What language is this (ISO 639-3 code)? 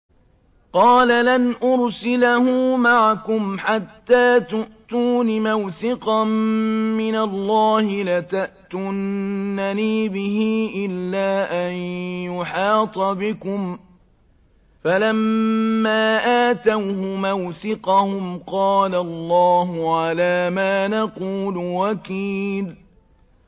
ara